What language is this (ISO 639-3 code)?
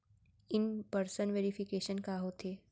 hne